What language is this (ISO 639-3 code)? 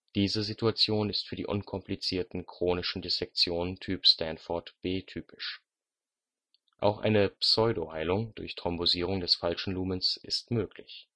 deu